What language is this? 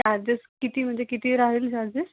Marathi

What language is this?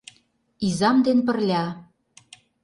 Mari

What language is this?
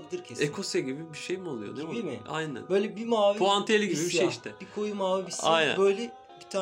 Turkish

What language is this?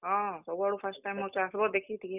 Odia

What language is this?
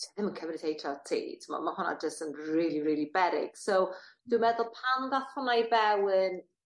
Welsh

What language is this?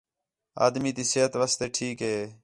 Khetrani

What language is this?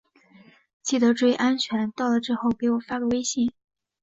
Chinese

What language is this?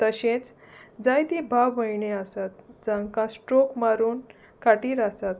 Konkani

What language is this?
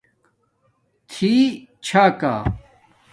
Domaaki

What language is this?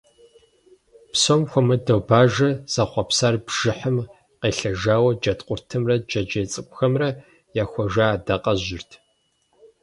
Kabardian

